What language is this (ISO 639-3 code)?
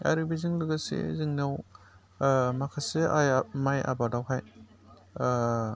brx